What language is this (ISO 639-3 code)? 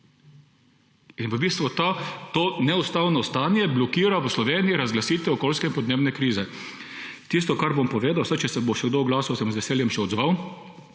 slv